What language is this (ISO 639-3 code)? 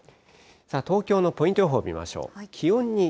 jpn